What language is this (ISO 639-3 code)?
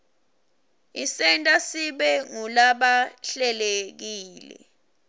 ssw